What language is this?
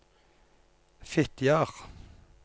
Norwegian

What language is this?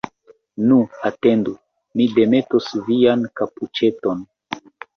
Esperanto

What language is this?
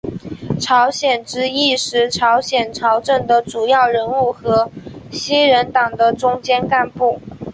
Chinese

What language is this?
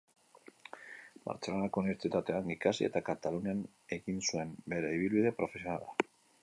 Basque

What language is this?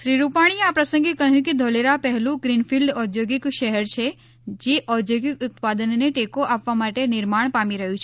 Gujarati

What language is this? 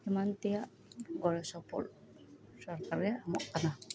Santali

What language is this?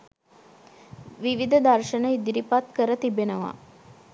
Sinhala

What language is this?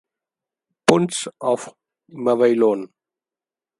English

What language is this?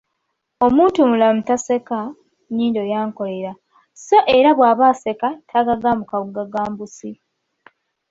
Ganda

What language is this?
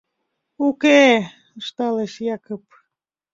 Mari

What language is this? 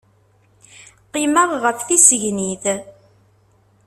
Kabyle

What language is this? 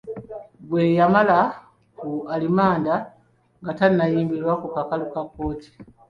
Ganda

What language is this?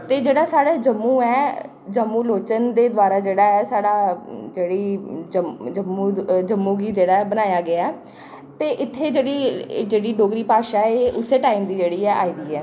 Dogri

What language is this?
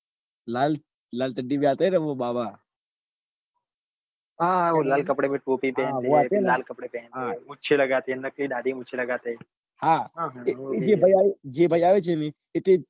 Gujarati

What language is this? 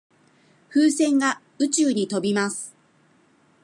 Japanese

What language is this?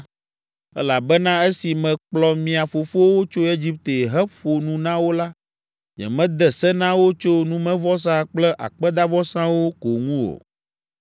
Ewe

